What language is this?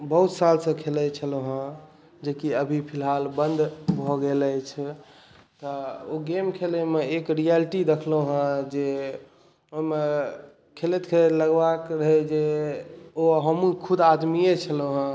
Maithili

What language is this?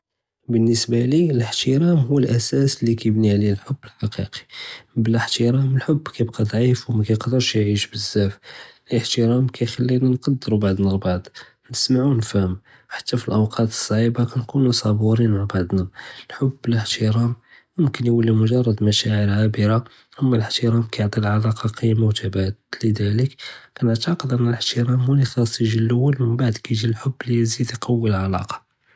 Judeo-Arabic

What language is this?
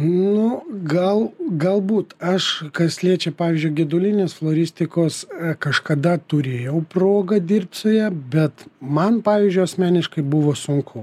Lithuanian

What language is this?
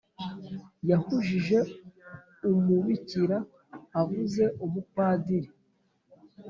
Kinyarwanda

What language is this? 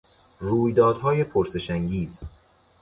Persian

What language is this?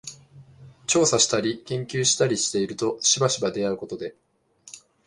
Japanese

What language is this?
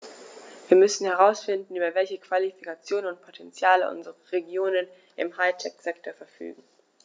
German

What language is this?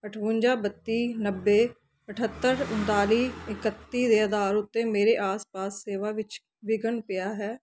Punjabi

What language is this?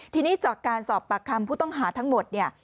Thai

